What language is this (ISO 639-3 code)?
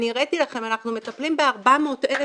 heb